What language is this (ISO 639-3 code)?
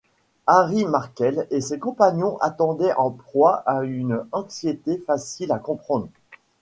fra